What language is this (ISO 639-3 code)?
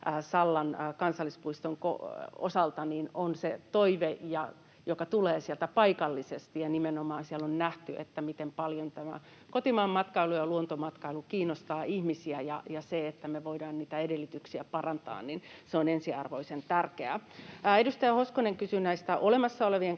fin